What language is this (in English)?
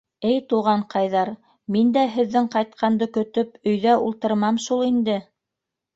Bashkir